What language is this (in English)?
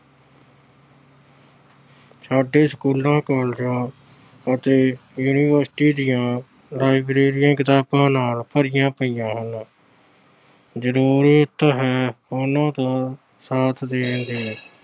Punjabi